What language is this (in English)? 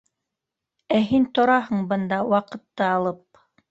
Bashkir